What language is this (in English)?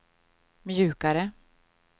Swedish